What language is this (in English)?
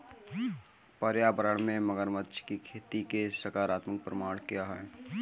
Hindi